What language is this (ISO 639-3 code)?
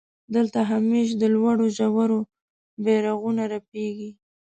pus